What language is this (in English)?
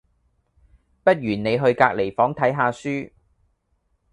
Cantonese